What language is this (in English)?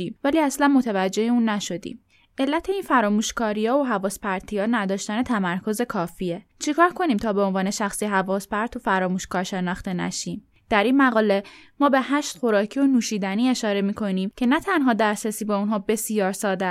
Persian